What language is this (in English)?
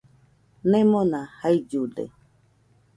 Nüpode Huitoto